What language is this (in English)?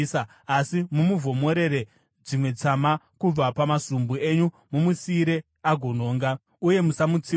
Shona